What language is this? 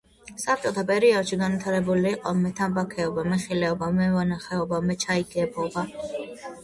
Georgian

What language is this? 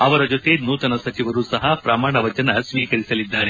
Kannada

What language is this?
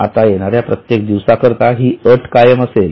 Marathi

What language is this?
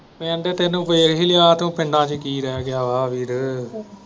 Punjabi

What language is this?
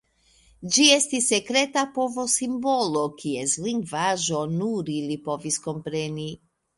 Esperanto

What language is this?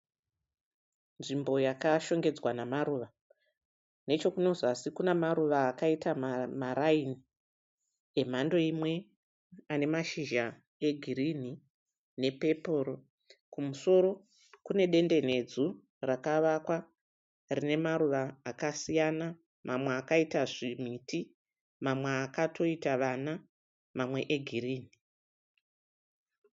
Shona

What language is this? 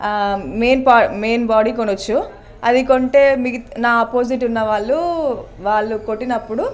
Telugu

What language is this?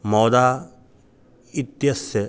Sanskrit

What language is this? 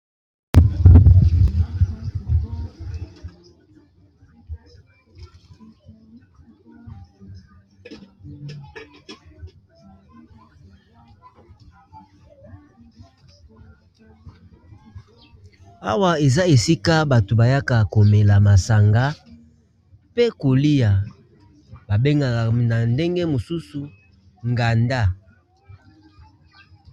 Lingala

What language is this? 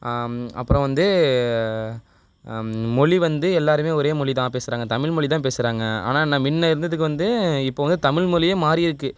Tamil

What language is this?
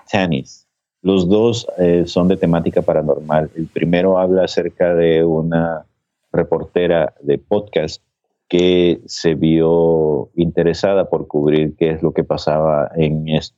Spanish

